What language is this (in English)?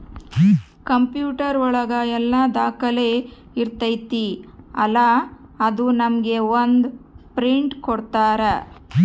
Kannada